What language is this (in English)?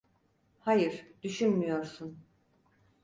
Turkish